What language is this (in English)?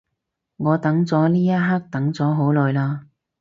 Cantonese